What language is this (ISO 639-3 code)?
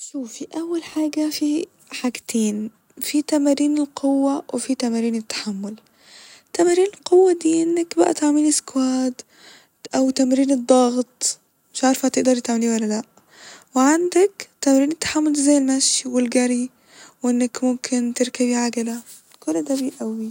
arz